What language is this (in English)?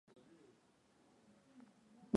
Swahili